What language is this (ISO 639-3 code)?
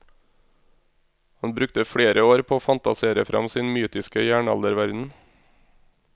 nor